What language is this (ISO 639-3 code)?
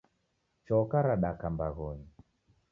dav